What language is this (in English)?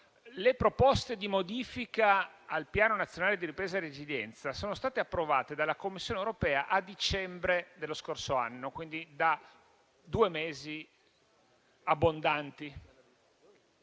Italian